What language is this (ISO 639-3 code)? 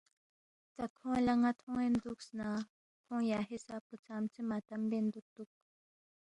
bft